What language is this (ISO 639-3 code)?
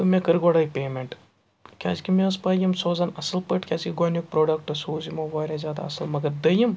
kas